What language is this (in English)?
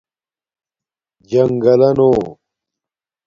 Domaaki